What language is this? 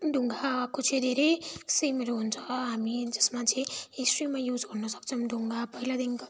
Nepali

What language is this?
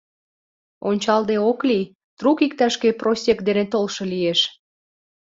Mari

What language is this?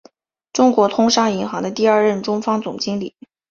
Chinese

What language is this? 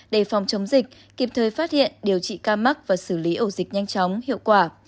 Vietnamese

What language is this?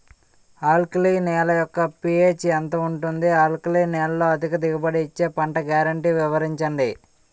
Telugu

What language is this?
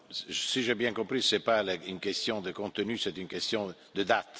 French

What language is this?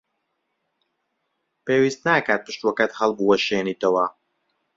Central Kurdish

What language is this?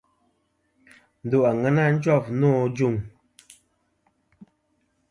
Kom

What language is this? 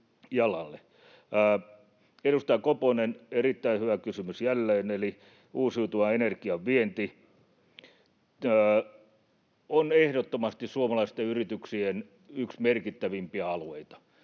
Finnish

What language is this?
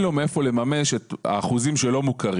Hebrew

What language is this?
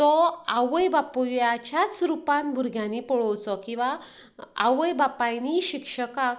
Konkani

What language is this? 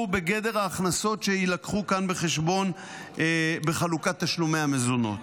Hebrew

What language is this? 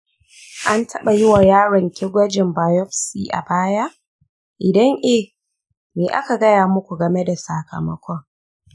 Hausa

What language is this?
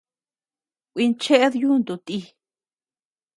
Tepeuxila Cuicatec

